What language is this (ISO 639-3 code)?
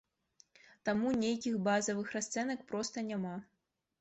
bel